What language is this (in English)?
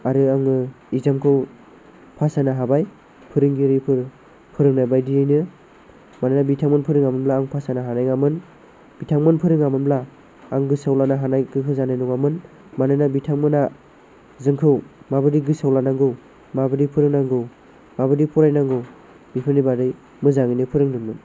Bodo